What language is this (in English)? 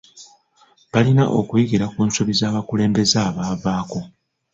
Ganda